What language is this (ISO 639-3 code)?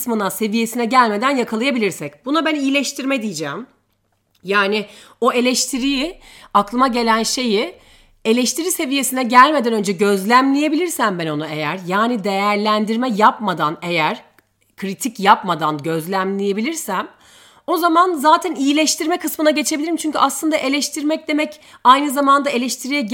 tur